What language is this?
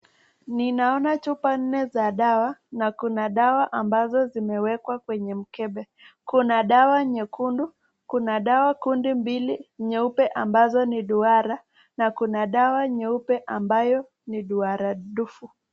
Swahili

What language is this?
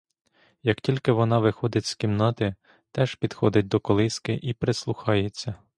Ukrainian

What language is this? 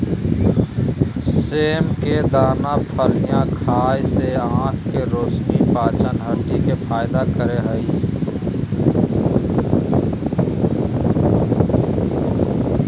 Magahi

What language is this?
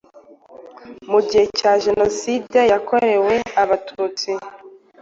Kinyarwanda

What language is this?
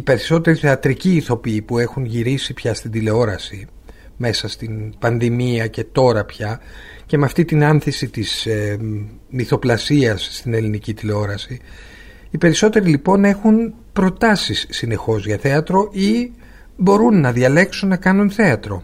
Greek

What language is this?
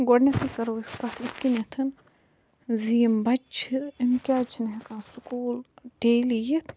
Kashmiri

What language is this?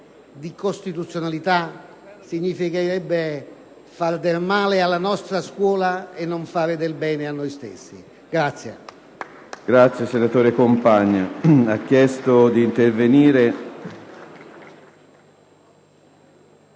Italian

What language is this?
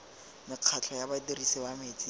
Tswana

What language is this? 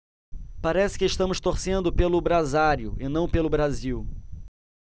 Portuguese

